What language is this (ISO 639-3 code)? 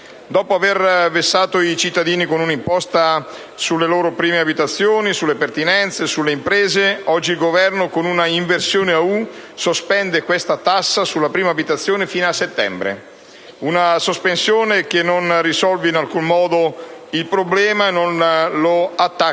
ita